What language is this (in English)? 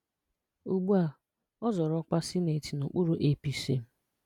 Igbo